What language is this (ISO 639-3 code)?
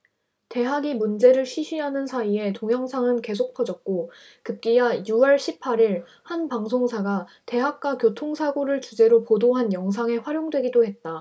kor